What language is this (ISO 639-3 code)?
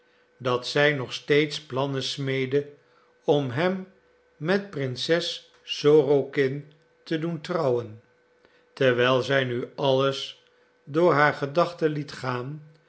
nld